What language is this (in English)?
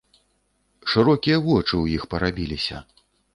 Belarusian